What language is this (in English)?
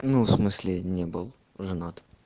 Russian